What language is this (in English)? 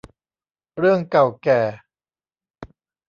Thai